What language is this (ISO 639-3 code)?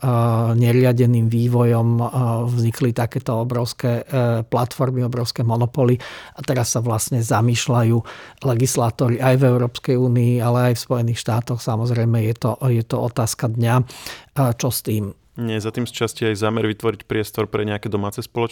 slk